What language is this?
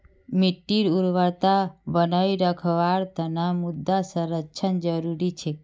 Magahi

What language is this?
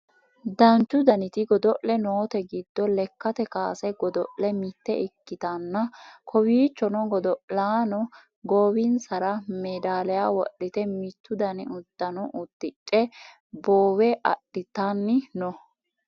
Sidamo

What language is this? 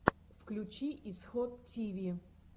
Russian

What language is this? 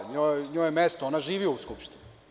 Serbian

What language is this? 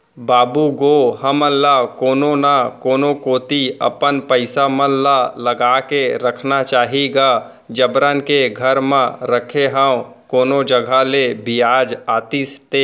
Chhattisgarhi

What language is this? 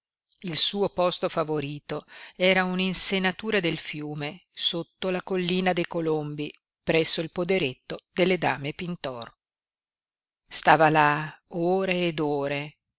Italian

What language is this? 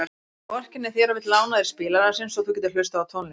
Icelandic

